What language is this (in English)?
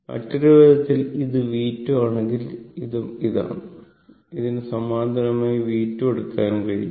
Malayalam